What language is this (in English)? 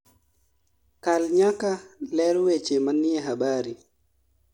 Luo (Kenya and Tanzania)